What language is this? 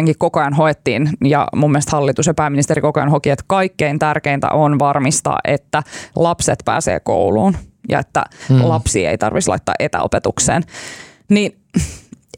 Finnish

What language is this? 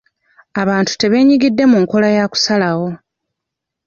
Ganda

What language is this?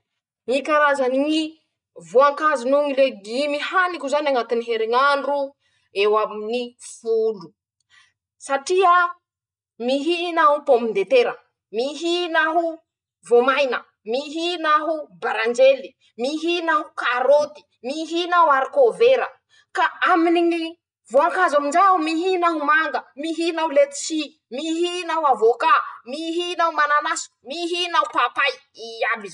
Masikoro Malagasy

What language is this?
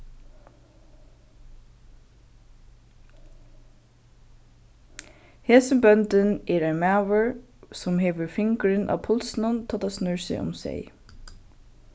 Faroese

